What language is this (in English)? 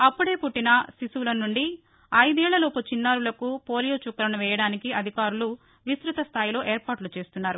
Telugu